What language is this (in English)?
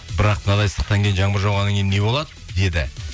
Kazakh